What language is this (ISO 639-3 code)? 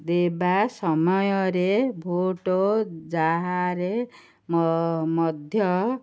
ori